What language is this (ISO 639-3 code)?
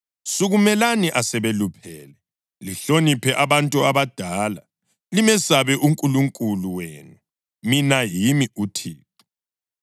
nde